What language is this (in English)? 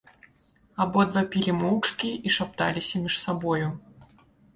Belarusian